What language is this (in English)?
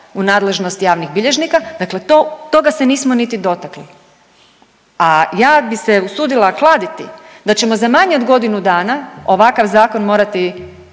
Croatian